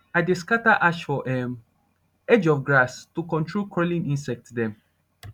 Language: Nigerian Pidgin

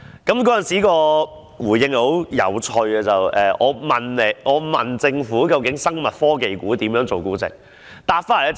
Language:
Cantonese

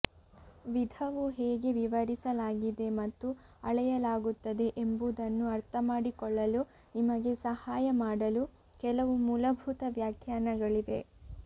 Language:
Kannada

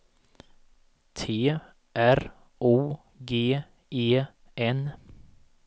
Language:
Swedish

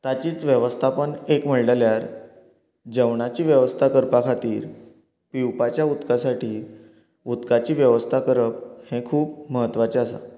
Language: Konkani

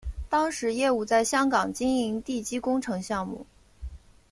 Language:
Chinese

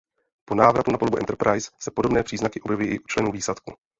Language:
Czech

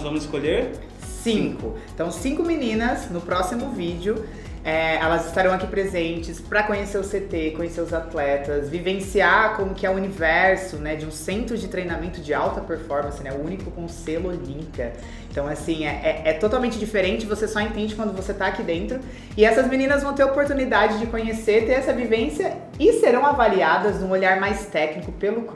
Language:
Portuguese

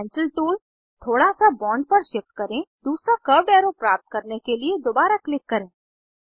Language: Hindi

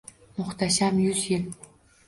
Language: Uzbek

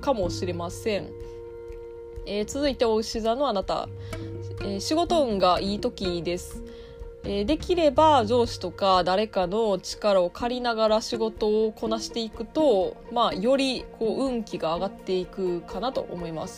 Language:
Japanese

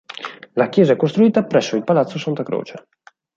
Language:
Italian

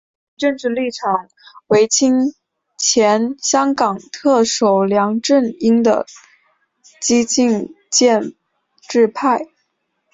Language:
Chinese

